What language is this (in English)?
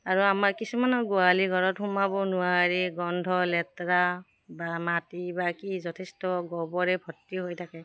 Assamese